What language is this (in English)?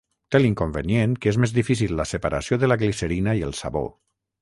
Catalan